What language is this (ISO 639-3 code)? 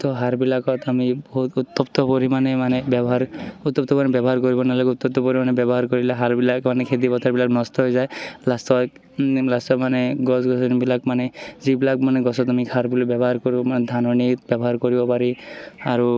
asm